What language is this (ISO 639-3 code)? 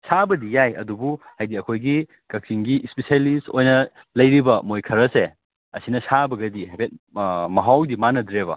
mni